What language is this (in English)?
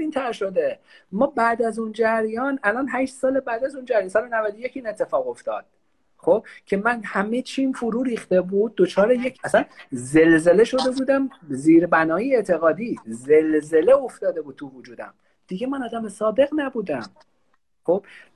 Persian